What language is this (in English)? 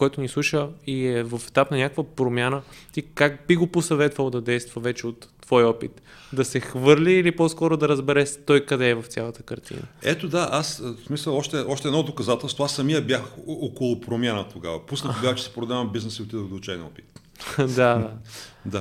Bulgarian